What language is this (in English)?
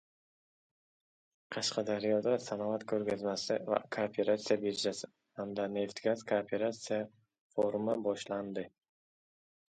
Uzbek